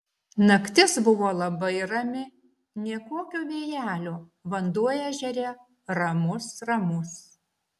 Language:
Lithuanian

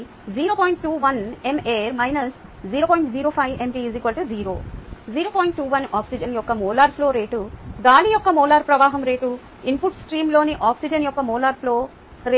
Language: Telugu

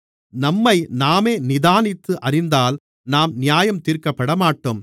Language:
Tamil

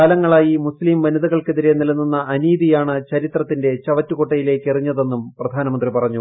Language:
Malayalam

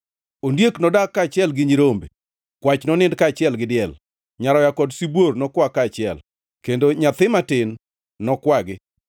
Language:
Luo (Kenya and Tanzania)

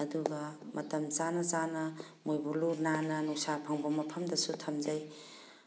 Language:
Manipuri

